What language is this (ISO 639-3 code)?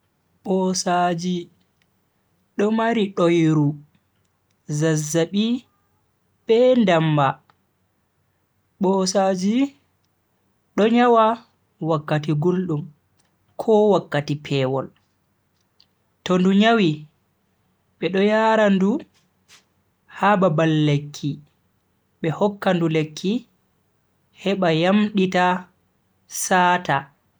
fui